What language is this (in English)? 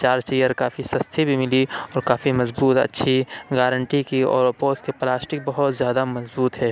Urdu